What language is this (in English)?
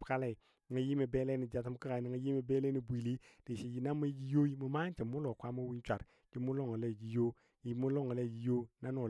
Dadiya